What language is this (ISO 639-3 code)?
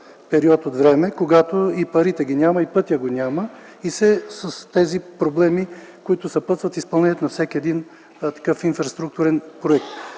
bul